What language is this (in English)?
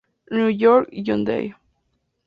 Spanish